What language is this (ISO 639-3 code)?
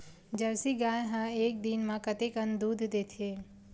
hne